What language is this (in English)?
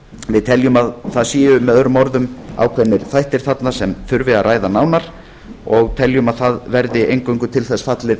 Icelandic